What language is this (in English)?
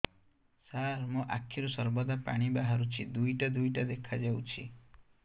Odia